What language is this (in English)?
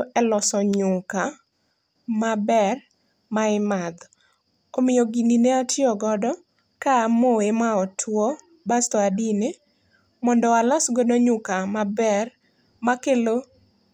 Luo (Kenya and Tanzania)